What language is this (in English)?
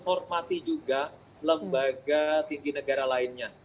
Indonesian